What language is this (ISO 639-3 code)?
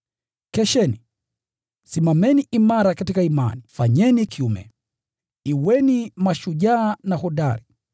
swa